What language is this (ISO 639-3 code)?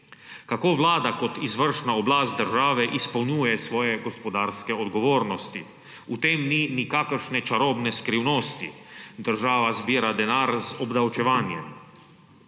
slv